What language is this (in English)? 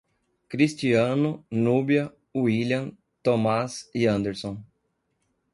Portuguese